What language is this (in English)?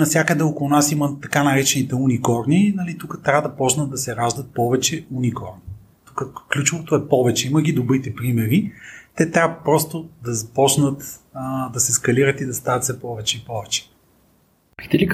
Bulgarian